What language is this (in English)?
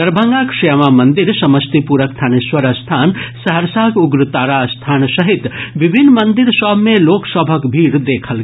Maithili